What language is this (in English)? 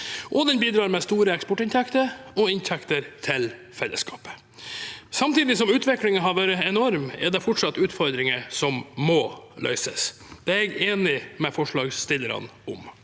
Norwegian